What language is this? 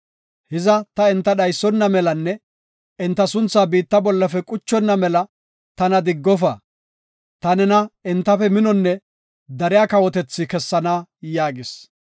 Gofa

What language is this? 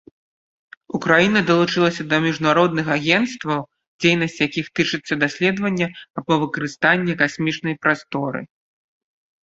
Belarusian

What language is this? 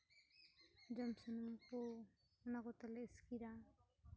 Santali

